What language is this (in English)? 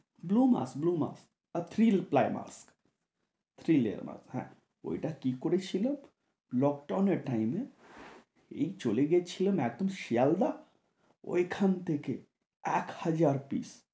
Bangla